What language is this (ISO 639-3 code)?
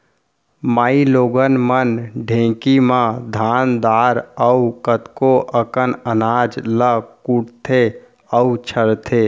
hne